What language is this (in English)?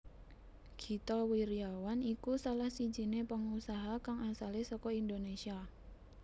Javanese